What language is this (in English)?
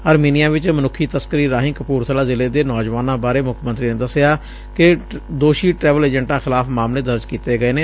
Punjabi